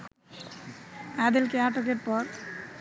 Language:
Bangla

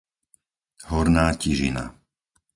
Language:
Slovak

